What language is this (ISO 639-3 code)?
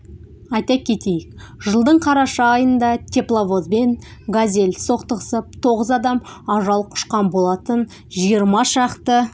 kaz